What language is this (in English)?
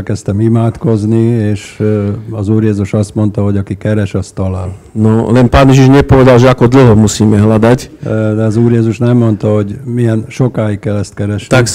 Hungarian